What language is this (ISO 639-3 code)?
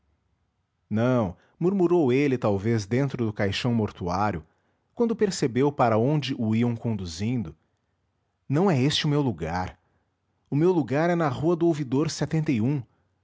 por